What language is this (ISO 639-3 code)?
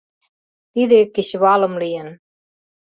chm